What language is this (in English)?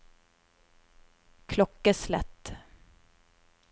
Norwegian